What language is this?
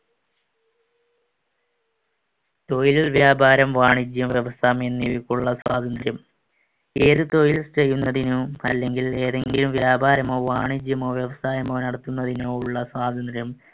Malayalam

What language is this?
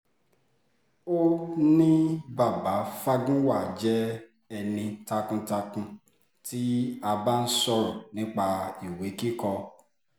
Yoruba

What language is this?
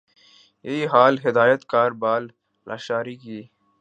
Urdu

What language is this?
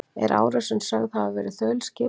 Icelandic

